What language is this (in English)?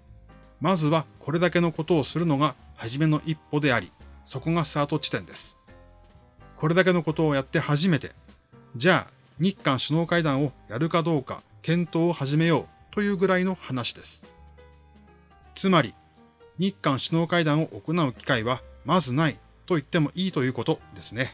Japanese